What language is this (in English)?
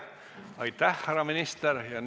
Estonian